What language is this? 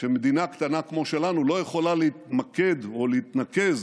Hebrew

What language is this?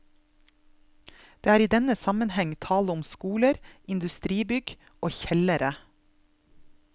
Norwegian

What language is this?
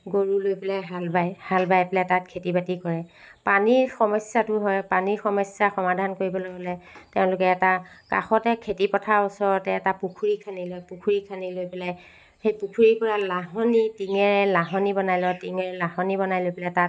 Assamese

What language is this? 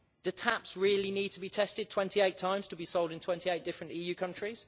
English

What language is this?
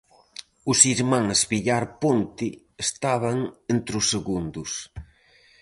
Galician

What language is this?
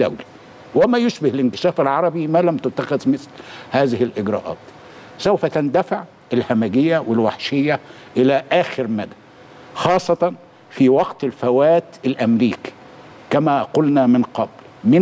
Arabic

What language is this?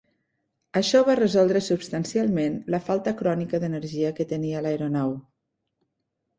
Catalan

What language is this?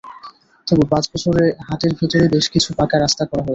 Bangla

